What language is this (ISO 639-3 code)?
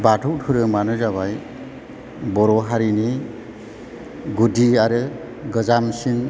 brx